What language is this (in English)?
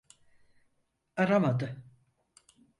Turkish